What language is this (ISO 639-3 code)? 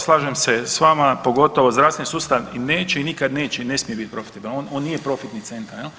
hrv